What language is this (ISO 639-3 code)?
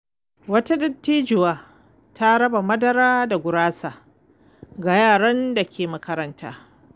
hau